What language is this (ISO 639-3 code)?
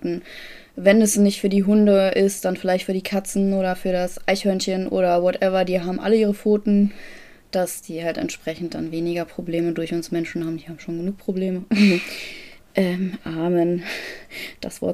deu